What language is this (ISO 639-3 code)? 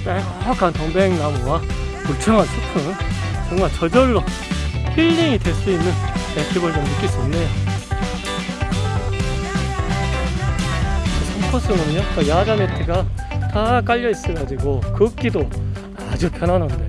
kor